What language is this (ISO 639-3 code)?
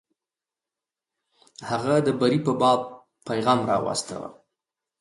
pus